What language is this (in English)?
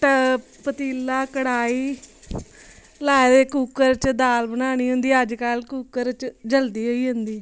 Dogri